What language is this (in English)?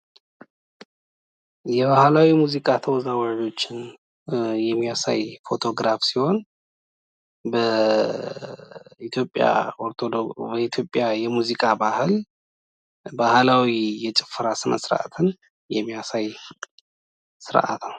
Amharic